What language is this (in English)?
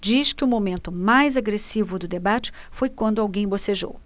Portuguese